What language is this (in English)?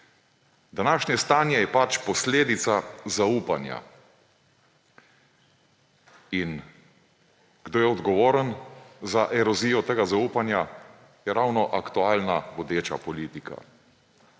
Slovenian